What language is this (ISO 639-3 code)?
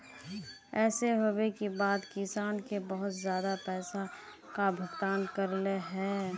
mag